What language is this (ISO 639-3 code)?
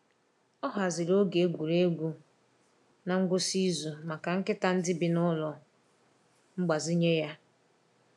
ibo